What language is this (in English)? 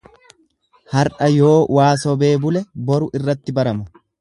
Oromo